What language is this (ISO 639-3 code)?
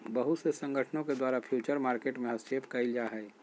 mag